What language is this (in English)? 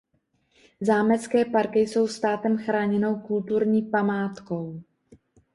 Czech